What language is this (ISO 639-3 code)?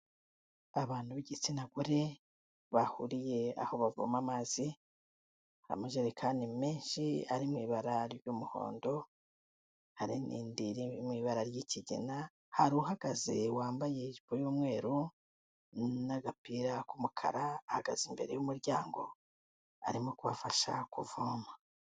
kin